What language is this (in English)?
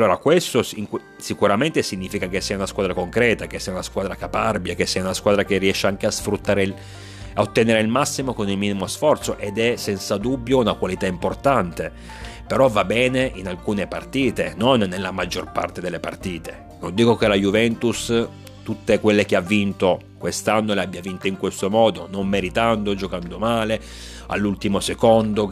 Italian